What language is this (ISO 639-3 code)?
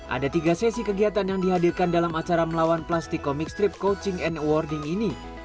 ind